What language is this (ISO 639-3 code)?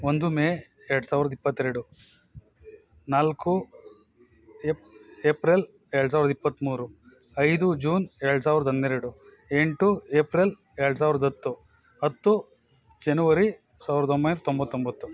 kan